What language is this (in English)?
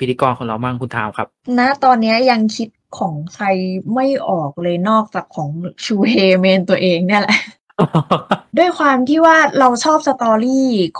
Thai